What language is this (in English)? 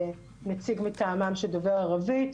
Hebrew